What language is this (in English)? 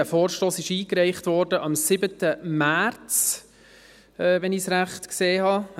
Swiss German